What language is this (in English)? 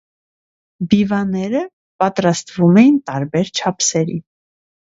Armenian